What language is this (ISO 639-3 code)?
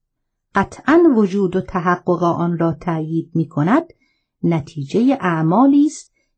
fas